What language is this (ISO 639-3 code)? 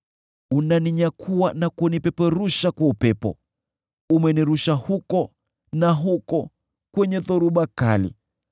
swa